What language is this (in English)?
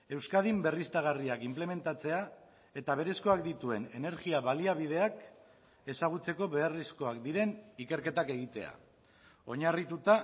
Basque